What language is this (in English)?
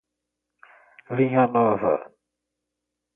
Portuguese